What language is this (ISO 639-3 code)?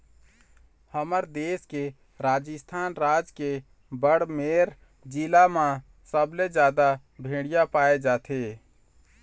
hne